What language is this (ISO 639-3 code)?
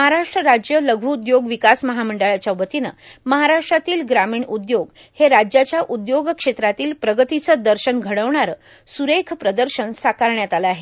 mar